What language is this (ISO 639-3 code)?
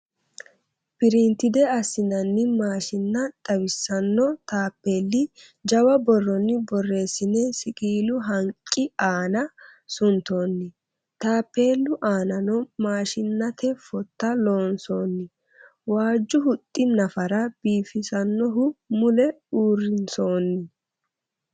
sid